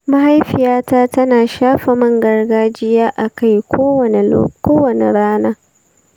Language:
Hausa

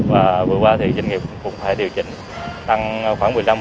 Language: Vietnamese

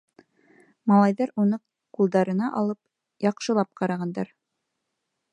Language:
Bashkir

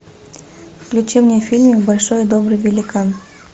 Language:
Russian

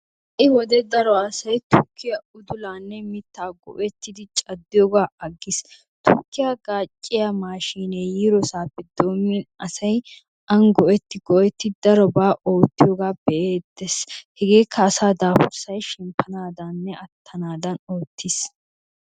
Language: Wolaytta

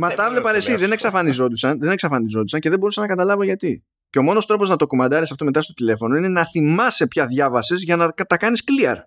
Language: Greek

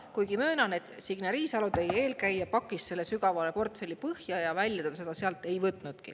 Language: Estonian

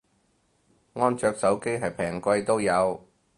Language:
Cantonese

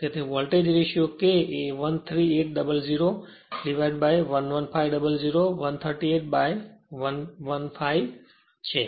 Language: Gujarati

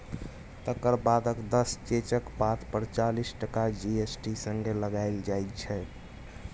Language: Maithili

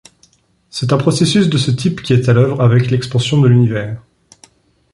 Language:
French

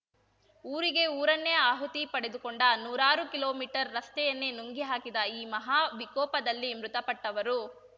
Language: Kannada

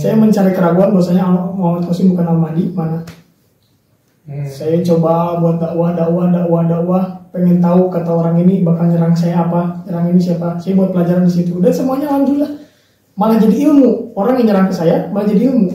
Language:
Indonesian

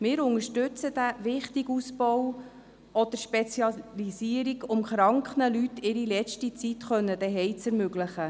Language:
Swiss German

